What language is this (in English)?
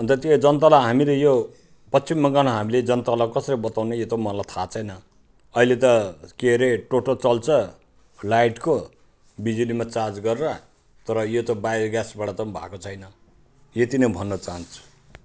Nepali